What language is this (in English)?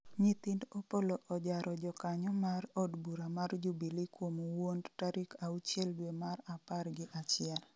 Luo (Kenya and Tanzania)